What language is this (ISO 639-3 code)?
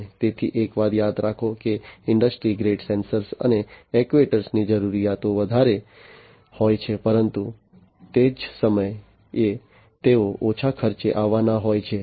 guj